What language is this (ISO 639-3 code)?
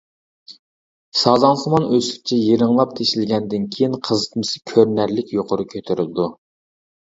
uig